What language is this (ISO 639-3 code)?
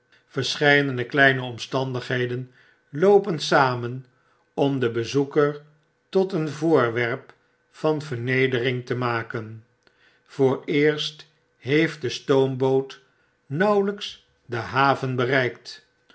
nld